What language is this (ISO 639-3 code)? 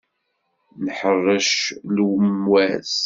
kab